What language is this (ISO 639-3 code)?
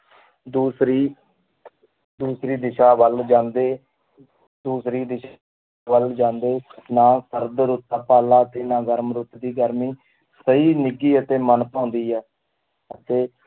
pan